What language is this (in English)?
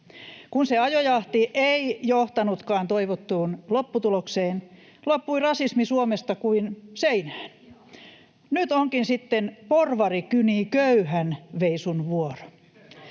Finnish